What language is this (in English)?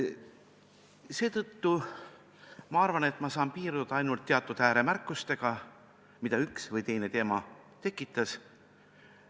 Estonian